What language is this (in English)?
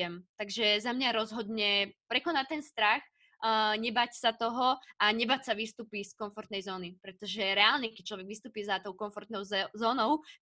Slovak